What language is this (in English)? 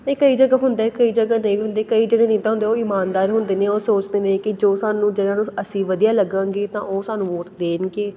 Punjabi